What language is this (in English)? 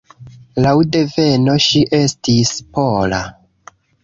Esperanto